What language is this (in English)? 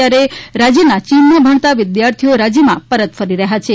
Gujarati